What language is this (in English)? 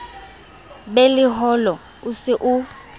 Southern Sotho